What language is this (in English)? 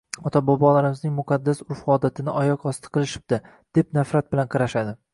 Uzbek